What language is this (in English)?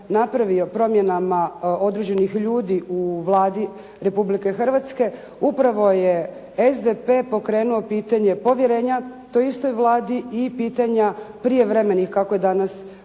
Croatian